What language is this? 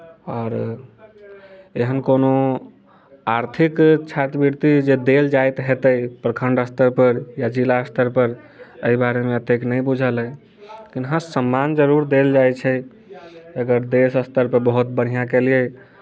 Maithili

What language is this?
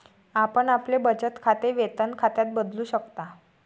Marathi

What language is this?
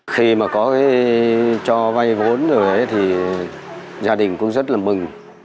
Vietnamese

